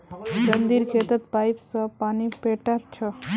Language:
Magahi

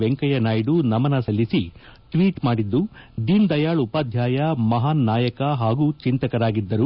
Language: Kannada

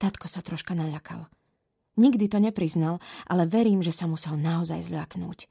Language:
Slovak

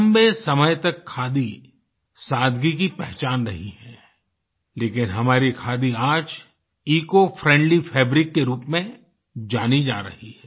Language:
Hindi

